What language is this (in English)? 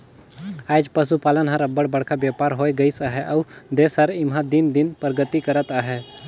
Chhattisgarhi